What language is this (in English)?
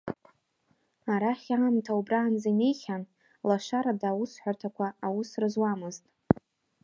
Abkhazian